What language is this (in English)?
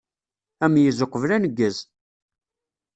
Kabyle